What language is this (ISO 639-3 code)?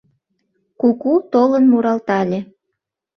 chm